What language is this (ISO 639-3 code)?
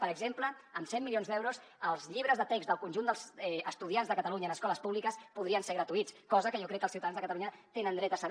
cat